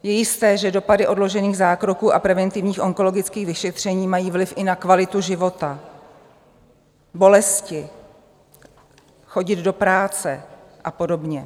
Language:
Czech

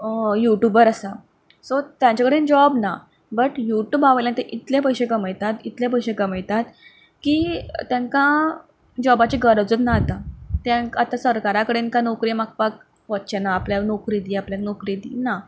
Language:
Konkani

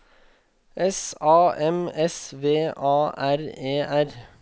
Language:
Norwegian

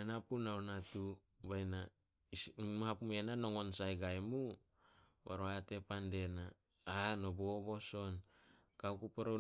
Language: Solos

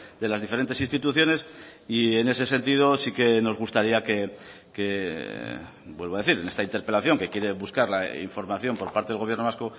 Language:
Spanish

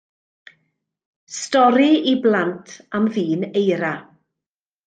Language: Welsh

